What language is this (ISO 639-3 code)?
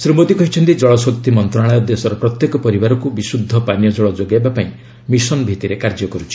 ori